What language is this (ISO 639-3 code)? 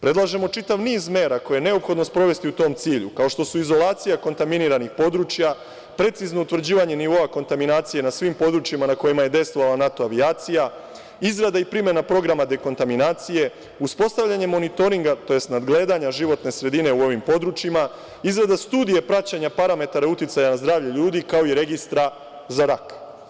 srp